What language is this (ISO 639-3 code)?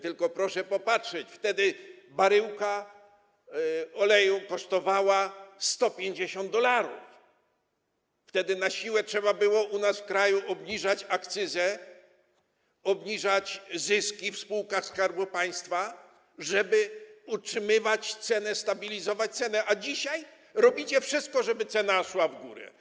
pol